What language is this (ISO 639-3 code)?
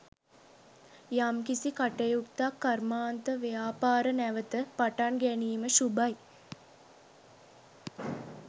sin